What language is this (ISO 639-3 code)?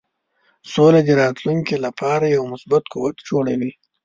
pus